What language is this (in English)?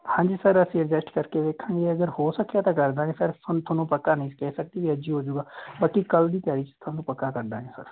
Punjabi